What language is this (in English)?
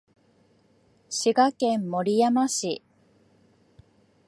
Japanese